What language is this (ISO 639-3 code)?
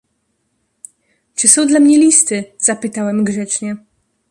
pol